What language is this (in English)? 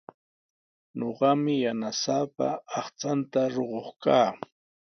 Sihuas Ancash Quechua